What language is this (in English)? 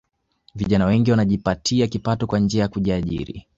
Swahili